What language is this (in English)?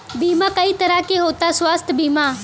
Bhojpuri